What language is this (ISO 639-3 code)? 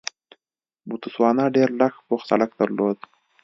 pus